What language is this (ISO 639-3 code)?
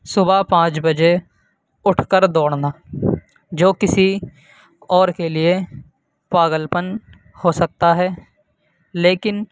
urd